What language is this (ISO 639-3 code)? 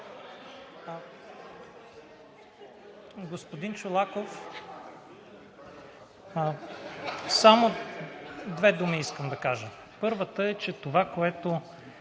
bul